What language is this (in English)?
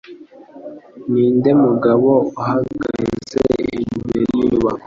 Kinyarwanda